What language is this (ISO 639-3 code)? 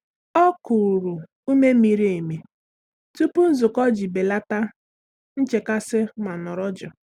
ibo